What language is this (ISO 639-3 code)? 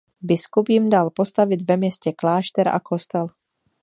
ces